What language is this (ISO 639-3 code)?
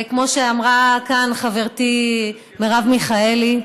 heb